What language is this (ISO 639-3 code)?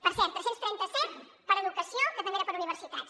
cat